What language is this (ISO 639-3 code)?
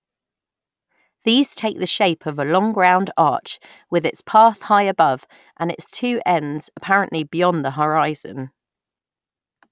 eng